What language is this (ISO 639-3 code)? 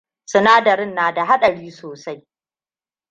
hau